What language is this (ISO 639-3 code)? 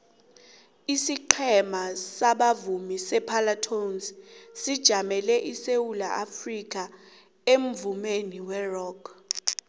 nbl